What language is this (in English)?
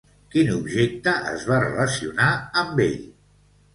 Catalan